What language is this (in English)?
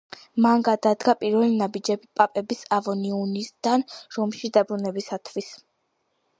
Georgian